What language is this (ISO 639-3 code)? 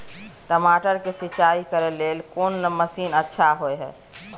mai